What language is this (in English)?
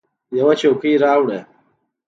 Pashto